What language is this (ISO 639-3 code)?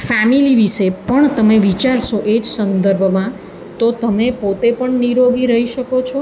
guj